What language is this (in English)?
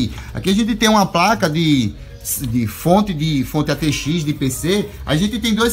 Portuguese